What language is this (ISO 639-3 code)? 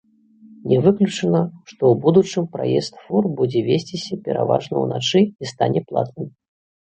bel